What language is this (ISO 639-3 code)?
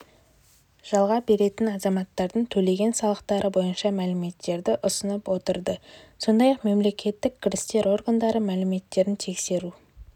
kaz